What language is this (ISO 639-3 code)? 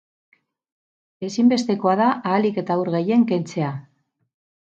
eus